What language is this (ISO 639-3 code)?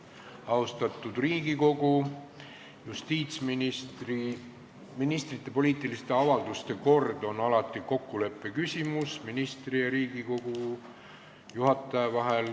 est